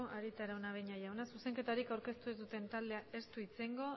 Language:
Basque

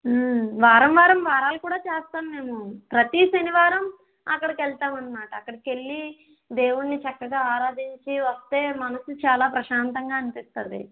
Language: Telugu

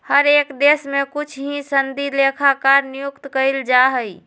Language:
Magahi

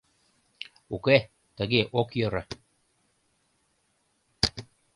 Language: Mari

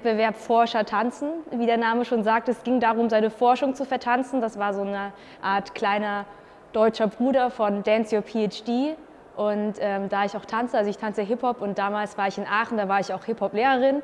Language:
German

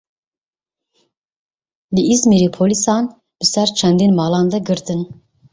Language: Kurdish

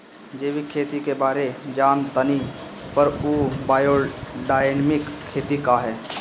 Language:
Bhojpuri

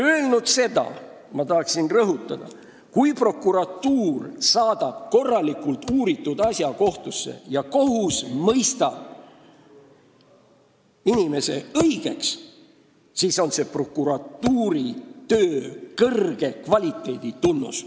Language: Estonian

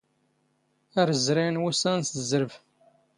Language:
Standard Moroccan Tamazight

